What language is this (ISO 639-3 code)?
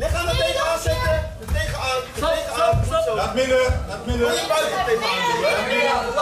nld